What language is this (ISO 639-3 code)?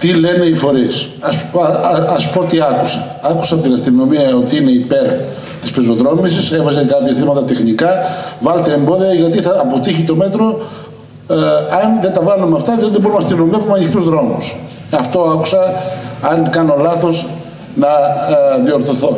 ell